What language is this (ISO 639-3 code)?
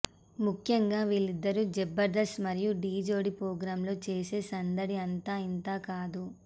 tel